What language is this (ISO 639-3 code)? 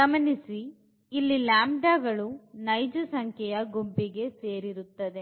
kan